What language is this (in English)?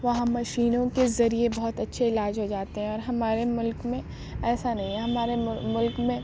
Urdu